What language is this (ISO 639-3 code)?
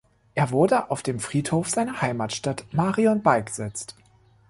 deu